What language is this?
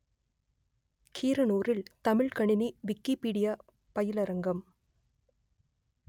Tamil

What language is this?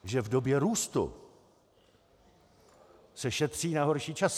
Czech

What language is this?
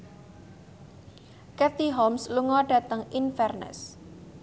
Javanese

